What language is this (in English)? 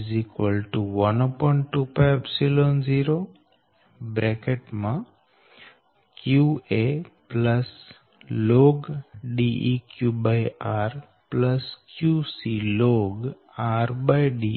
Gujarati